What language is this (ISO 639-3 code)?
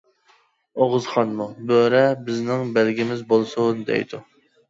uig